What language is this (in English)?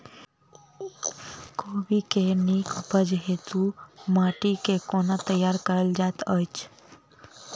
Maithili